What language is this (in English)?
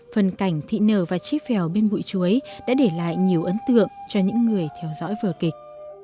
Vietnamese